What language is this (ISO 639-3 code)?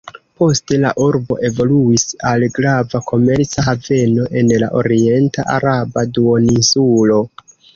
epo